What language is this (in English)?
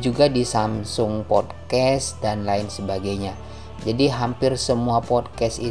Indonesian